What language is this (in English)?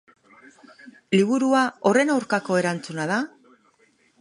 Basque